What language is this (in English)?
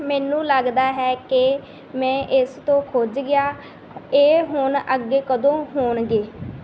Punjabi